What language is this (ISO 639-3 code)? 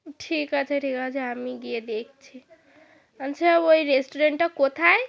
ben